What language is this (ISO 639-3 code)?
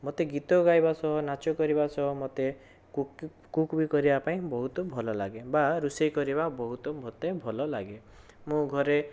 ori